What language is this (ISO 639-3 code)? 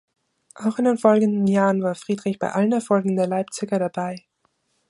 deu